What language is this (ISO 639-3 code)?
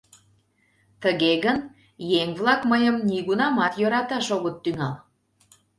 chm